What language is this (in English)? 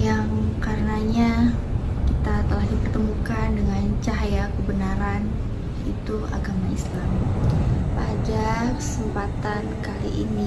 Indonesian